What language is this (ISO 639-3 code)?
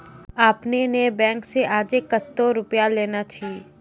mai